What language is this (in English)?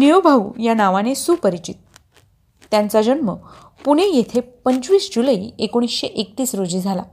Marathi